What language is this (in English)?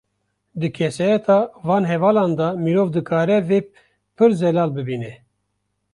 Kurdish